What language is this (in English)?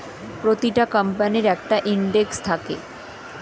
Bangla